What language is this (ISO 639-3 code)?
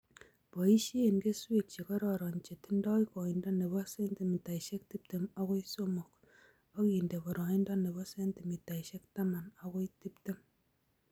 kln